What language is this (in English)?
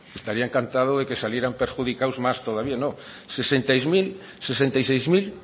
Spanish